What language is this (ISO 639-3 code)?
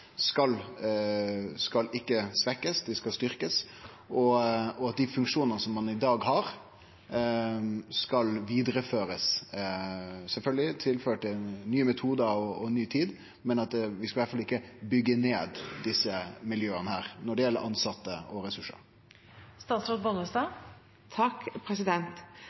nno